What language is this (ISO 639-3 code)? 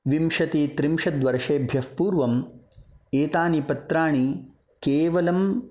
san